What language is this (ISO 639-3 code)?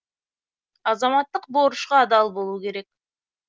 kaz